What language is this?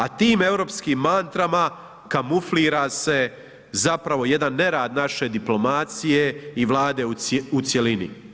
Croatian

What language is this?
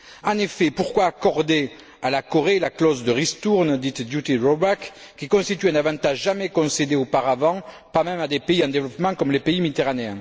French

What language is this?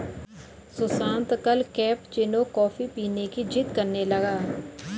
Hindi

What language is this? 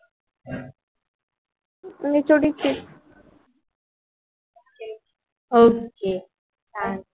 Marathi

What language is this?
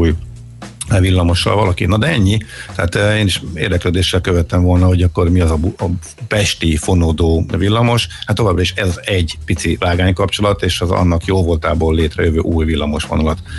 Hungarian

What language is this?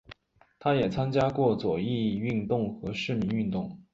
Chinese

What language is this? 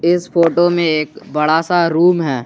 Hindi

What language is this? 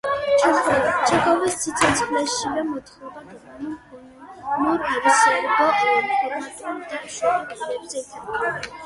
Georgian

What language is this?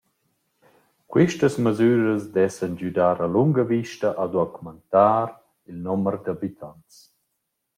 Romansh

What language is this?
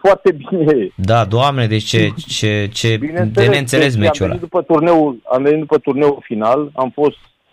Romanian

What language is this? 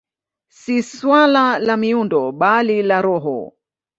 Swahili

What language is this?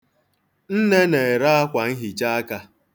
Igbo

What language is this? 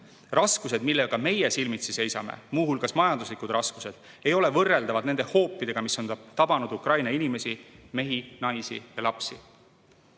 Estonian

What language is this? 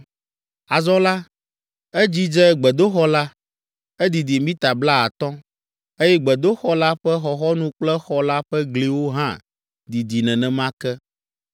Ewe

